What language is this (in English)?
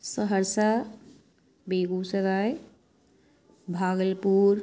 Urdu